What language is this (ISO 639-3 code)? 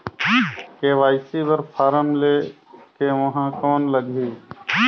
hne